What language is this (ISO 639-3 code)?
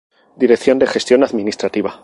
spa